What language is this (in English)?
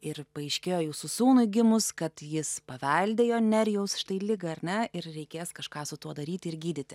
Lithuanian